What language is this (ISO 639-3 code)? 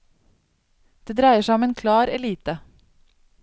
nor